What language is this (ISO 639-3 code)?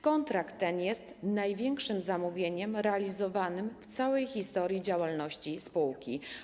pol